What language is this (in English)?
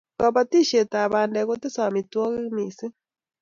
Kalenjin